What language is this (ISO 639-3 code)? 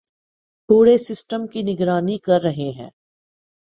urd